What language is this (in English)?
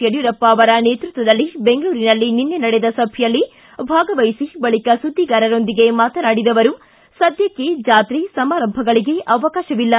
Kannada